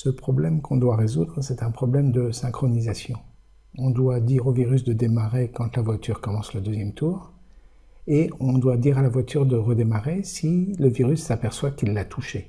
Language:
French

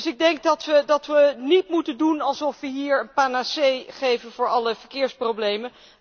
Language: Dutch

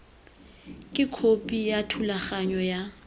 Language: Tswana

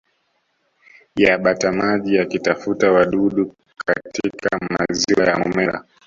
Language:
Swahili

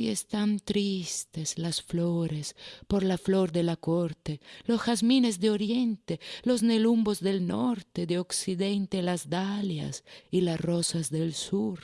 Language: Spanish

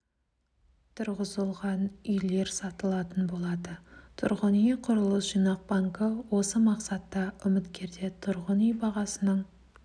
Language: Kazakh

